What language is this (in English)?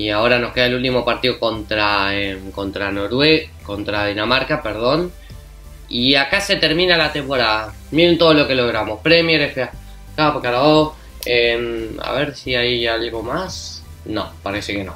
Spanish